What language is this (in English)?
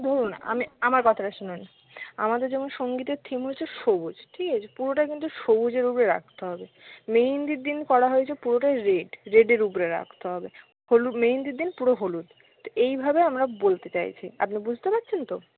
Bangla